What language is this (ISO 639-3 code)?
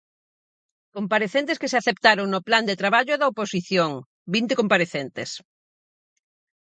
glg